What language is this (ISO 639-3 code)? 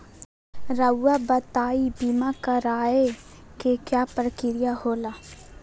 mag